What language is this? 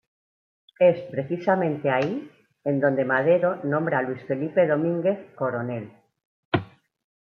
Spanish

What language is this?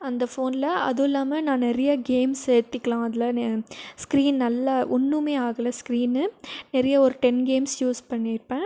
Tamil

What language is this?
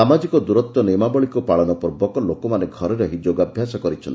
Odia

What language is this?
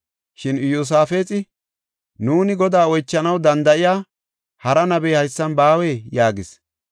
Gofa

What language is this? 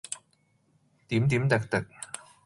Cantonese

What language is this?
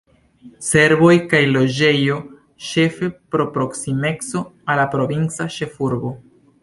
Esperanto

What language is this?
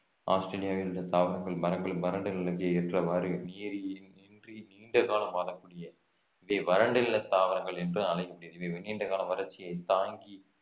Tamil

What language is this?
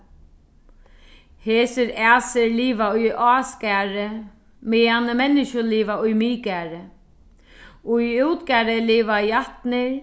Faroese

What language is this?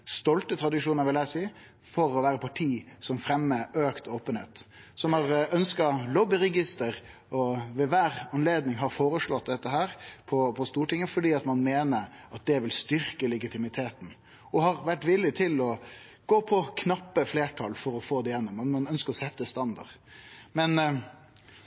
Norwegian Nynorsk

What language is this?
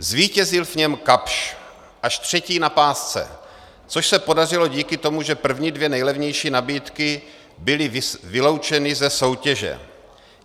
Czech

